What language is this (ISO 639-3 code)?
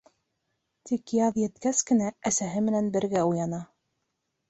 bak